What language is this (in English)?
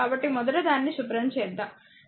Telugu